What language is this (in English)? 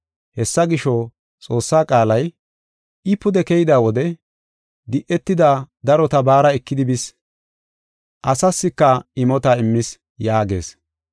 Gofa